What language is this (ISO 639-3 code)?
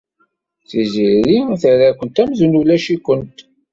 kab